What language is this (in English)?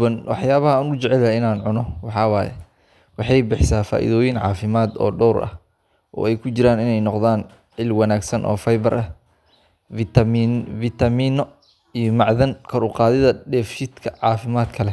Somali